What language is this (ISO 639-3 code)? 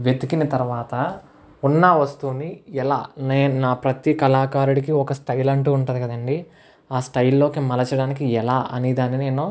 tel